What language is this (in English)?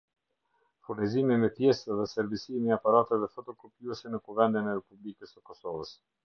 Albanian